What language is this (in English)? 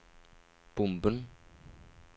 Norwegian